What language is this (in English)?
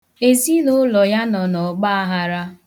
Igbo